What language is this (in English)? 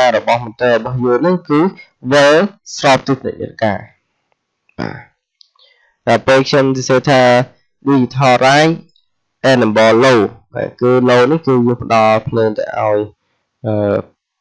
Vietnamese